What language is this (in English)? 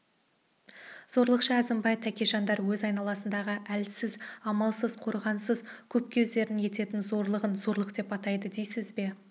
Kazakh